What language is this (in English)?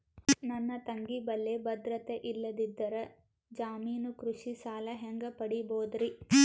Kannada